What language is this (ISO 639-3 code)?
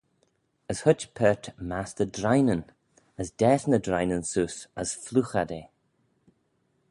glv